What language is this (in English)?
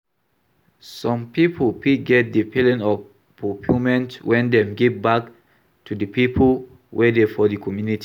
Nigerian Pidgin